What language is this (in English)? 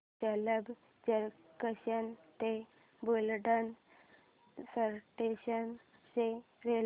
Marathi